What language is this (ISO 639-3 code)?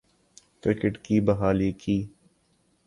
urd